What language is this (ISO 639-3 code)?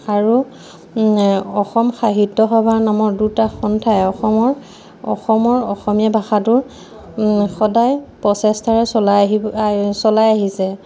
asm